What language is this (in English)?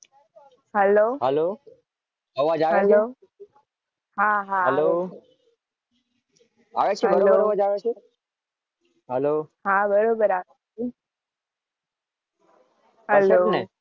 Gujarati